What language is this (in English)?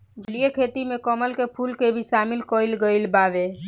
Bhojpuri